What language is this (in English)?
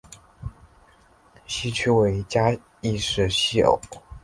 Chinese